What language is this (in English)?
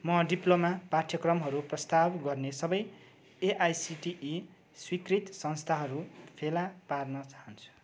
Nepali